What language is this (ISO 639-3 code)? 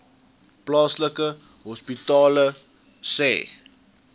afr